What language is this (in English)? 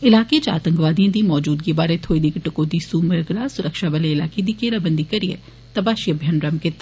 Dogri